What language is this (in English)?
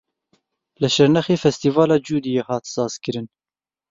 Kurdish